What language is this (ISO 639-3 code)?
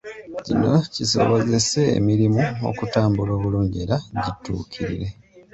lug